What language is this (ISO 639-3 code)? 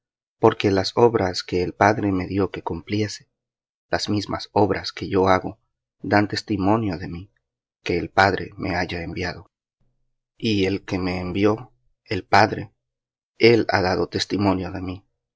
spa